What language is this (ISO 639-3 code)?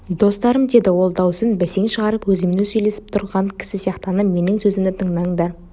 kaz